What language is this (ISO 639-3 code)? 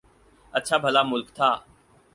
urd